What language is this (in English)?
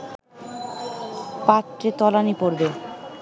Bangla